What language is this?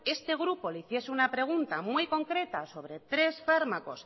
Spanish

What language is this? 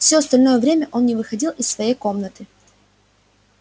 Russian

